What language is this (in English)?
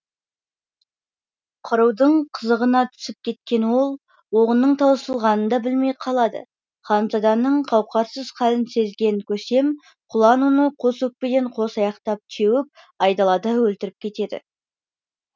Kazakh